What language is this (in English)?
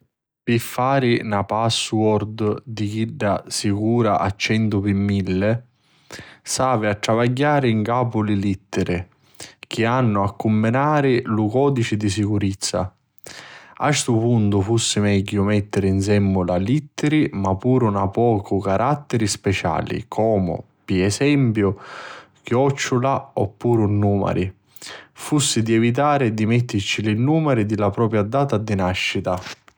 Sicilian